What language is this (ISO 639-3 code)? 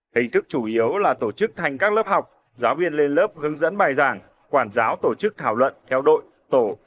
vie